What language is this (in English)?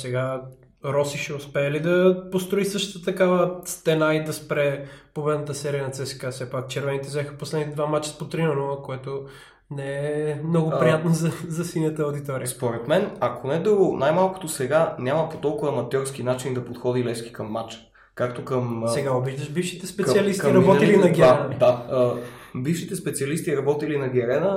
Bulgarian